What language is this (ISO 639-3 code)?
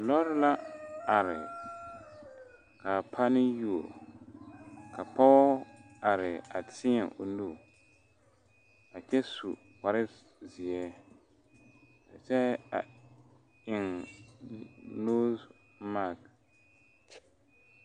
dga